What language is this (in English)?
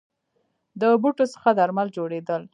Pashto